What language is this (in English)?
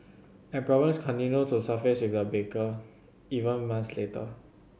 English